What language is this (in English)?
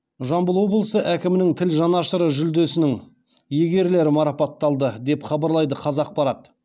Kazakh